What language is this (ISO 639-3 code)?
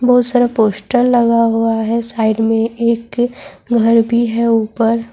urd